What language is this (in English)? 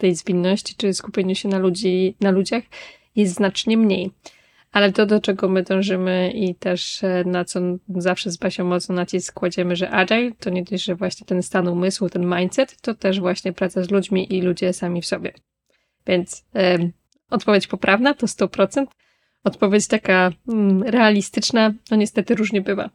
Polish